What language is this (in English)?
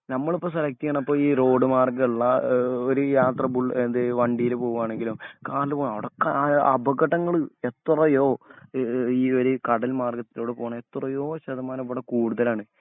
Malayalam